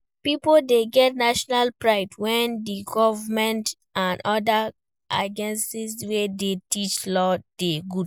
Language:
Nigerian Pidgin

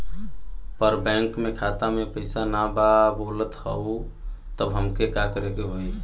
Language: Bhojpuri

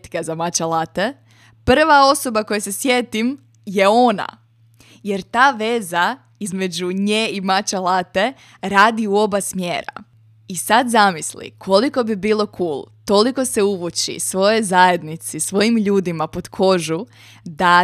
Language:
Croatian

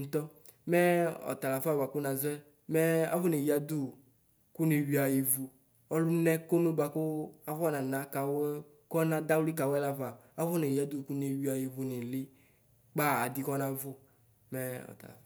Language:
Ikposo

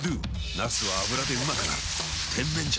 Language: Japanese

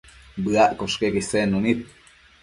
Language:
Matsés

